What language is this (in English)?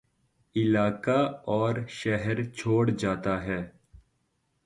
Urdu